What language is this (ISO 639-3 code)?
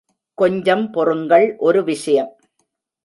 tam